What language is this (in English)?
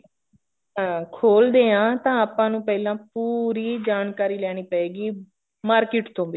Punjabi